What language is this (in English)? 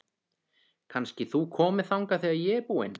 Icelandic